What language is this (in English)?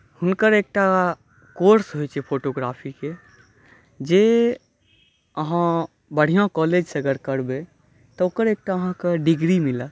Maithili